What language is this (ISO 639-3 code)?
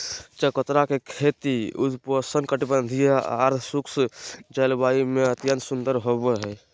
mag